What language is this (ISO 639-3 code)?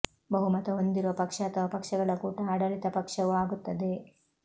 kan